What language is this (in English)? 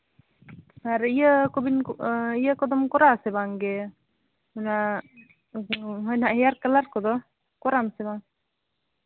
Santali